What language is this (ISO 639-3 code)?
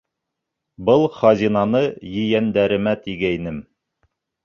bak